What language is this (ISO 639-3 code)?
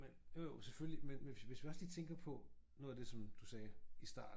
dan